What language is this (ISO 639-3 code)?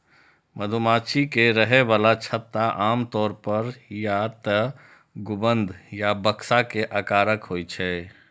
mai